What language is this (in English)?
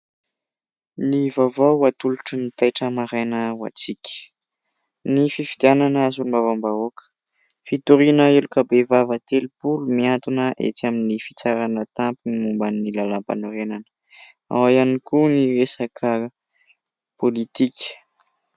Malagasy